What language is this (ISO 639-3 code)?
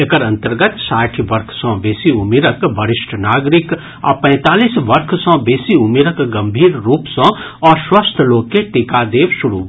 mai